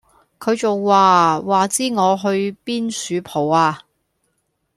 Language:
Cantonese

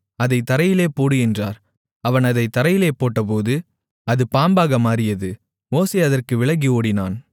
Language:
Tamil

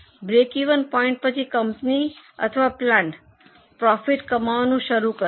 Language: Gujarati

